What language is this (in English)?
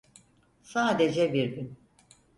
Turkish